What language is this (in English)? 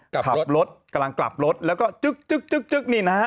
Thai